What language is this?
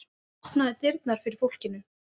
Icelandic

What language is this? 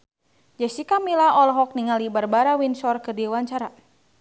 Sundanese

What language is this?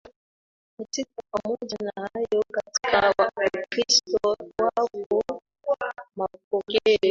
Swahili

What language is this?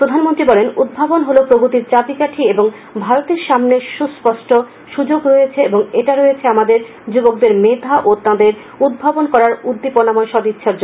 Bangla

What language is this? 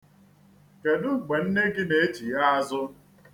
Igbo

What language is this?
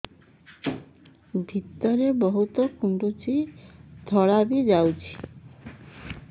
Odia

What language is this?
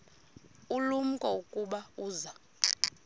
Xhosa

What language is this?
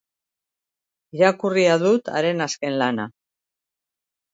Basque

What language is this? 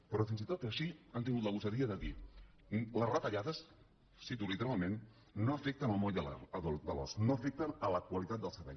Catalan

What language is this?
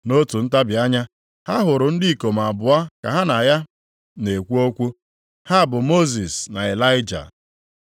Igbo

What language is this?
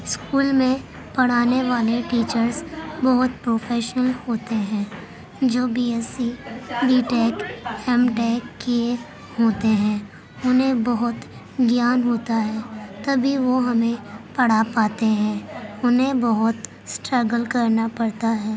Urdu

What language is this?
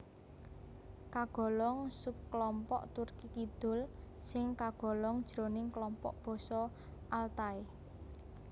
Javanese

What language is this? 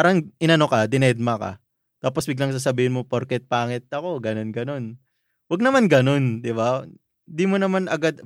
Filipino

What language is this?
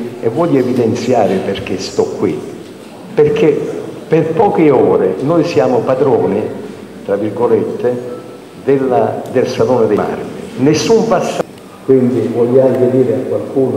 Italian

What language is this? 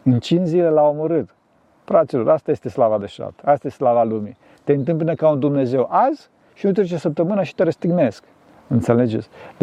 Romanian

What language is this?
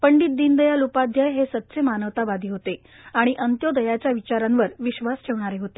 Marathi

